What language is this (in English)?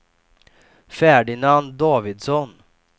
Swedish